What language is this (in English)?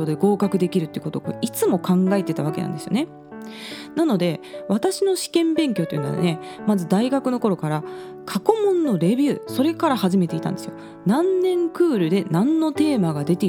Japanese